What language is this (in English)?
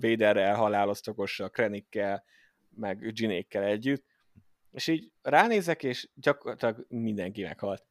Hungarian